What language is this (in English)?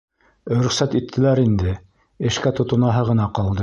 Bashkir